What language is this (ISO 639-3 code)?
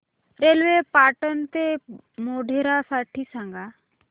mar